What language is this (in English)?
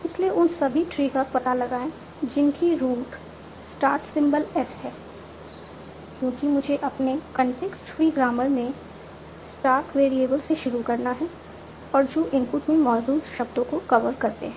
Hindi